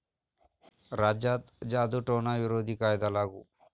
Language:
Marathi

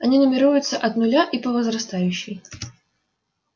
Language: Russian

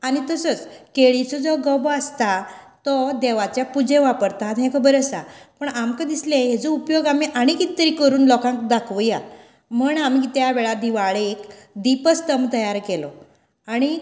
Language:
Konkani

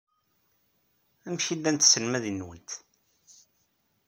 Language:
Kabyle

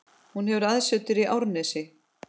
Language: Icelandic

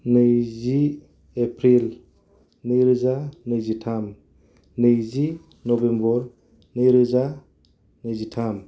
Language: Bodo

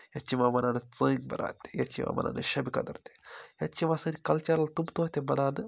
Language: Kashmiri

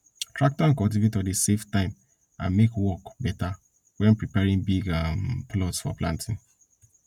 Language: Nigerian Pidgin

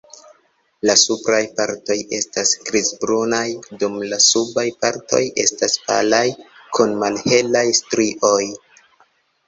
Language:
Esperanto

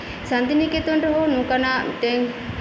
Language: Santali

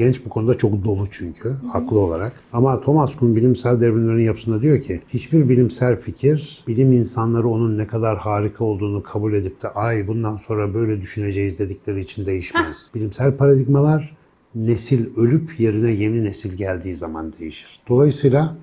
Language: Turkish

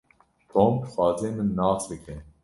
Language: Kurdish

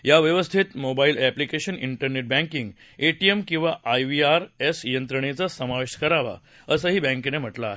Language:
Marathi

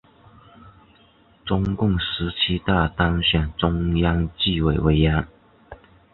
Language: Chinese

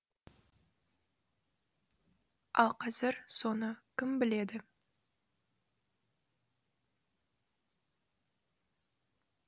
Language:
Kazakh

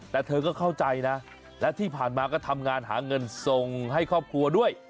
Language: Thai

